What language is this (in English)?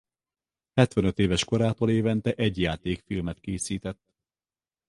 Hungarian